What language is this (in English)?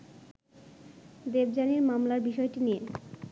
Bangla